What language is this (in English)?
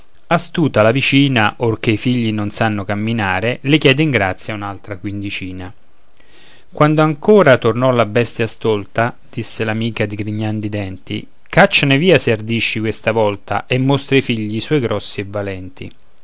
Italian